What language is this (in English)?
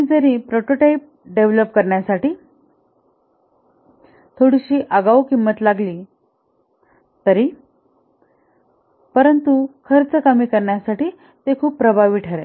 Marathi